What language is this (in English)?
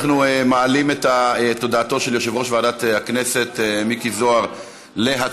Hebrew